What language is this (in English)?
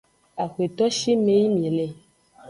Aja (Benin)